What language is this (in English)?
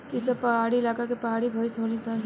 Bhojpuri